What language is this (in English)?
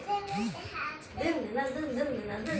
Bangla